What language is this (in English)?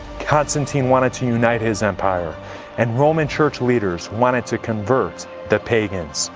English